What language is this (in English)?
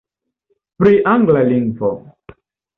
Esperanto